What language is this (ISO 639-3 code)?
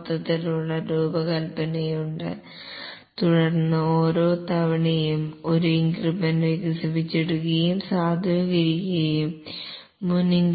mal